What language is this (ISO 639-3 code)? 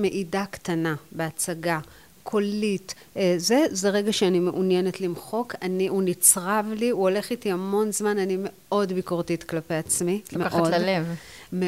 heb